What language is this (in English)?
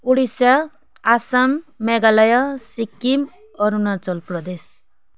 Nepali